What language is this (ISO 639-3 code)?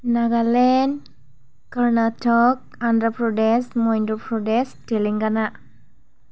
brx